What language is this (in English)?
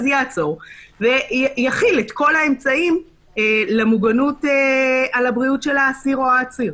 Hebrew